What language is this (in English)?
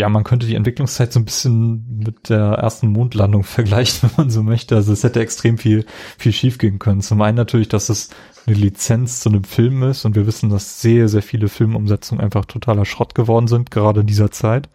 German